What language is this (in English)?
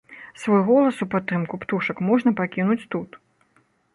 Belarusian